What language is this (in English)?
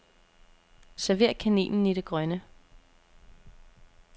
Danish